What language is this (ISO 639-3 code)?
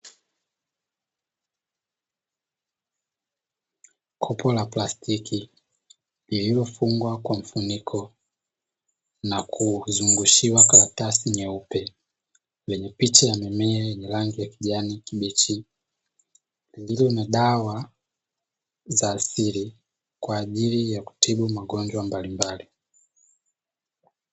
swa